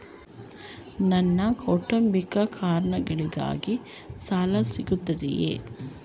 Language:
Kannada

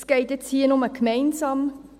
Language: Swiss German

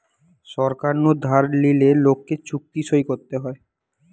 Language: Bangla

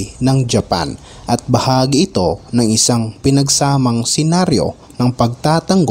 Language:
Filipino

